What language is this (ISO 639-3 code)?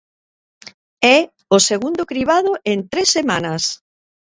glg